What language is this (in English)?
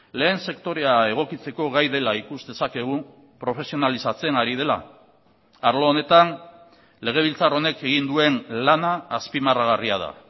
Basque